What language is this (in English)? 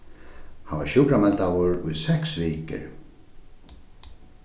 Faroese